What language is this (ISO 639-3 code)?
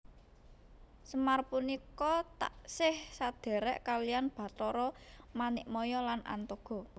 jav